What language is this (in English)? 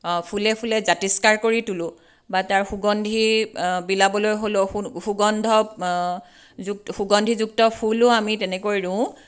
Assamese